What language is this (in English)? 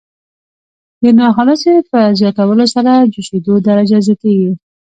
Pashto